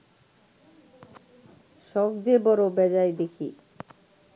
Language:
Bangla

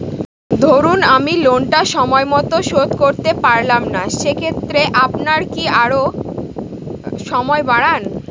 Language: Bangla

